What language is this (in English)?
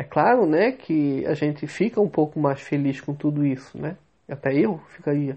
Portuguese